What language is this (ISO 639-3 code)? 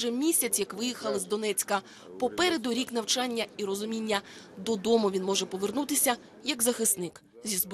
ukr